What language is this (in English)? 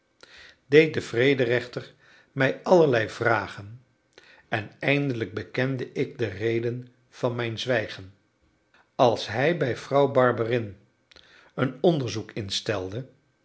Dutch